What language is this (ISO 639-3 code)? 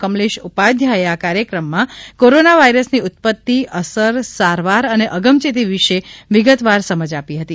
guj